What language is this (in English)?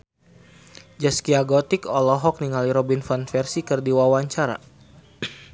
Sundanese